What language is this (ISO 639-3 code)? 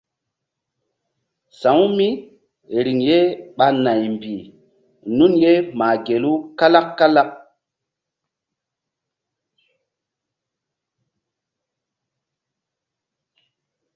mdd